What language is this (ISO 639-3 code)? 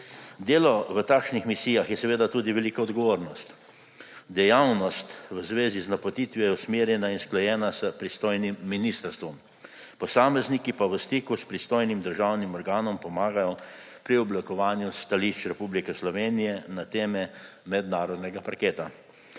slv